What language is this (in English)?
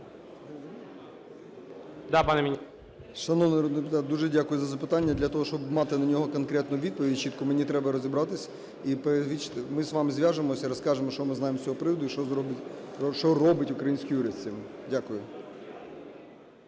Ukrainian